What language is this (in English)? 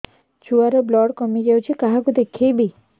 Odia